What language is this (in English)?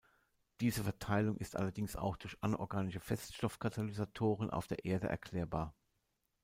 German